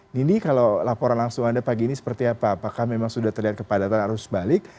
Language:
Indonesian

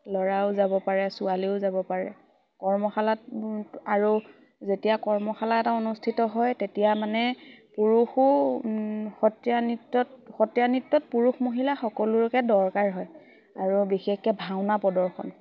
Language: Assamese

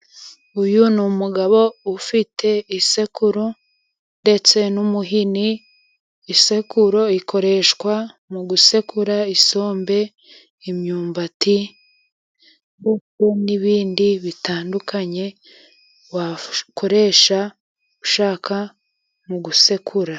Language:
Kinyarwanda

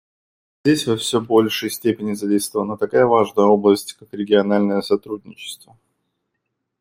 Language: Russian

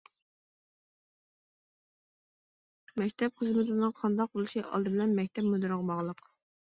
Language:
Uyghur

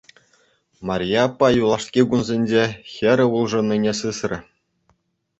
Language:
Chuvash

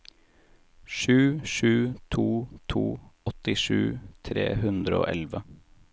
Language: Norwegian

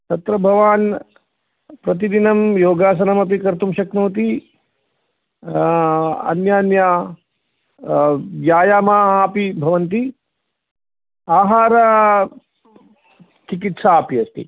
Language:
Sanskrit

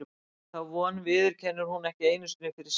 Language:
Icelandic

